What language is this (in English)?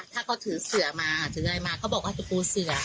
Thai